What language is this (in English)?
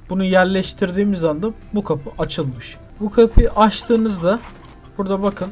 Turkish